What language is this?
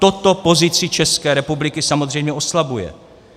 Czech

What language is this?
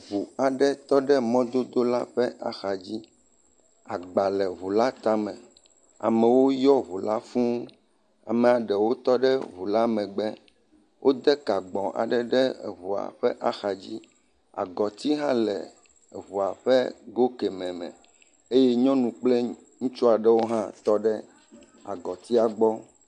Ewe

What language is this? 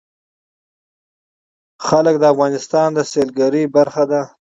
Pashto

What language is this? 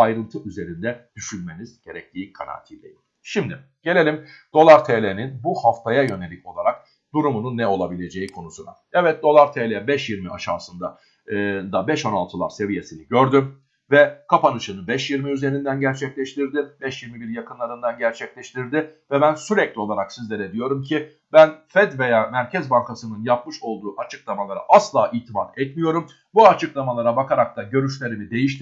Turkish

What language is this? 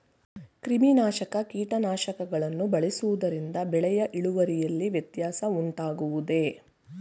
Kannada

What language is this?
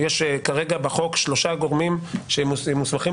Hebrew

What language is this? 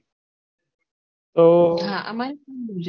Gujarati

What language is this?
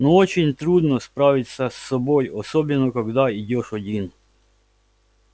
Russian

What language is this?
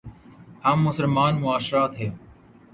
Urdu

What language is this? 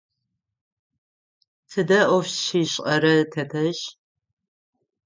Adyghe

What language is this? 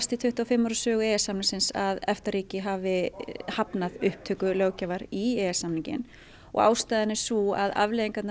Icelandic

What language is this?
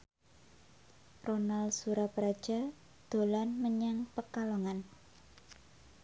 Javanese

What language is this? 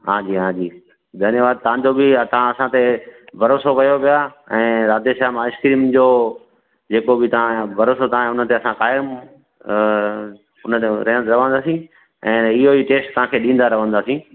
Sindhi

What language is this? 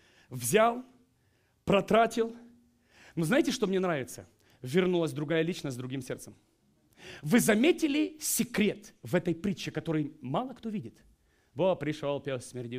Russian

